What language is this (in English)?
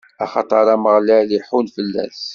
Kabyle